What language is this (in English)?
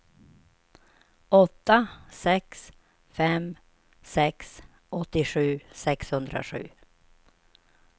Swedish